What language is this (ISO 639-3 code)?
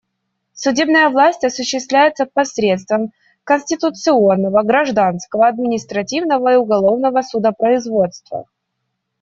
rus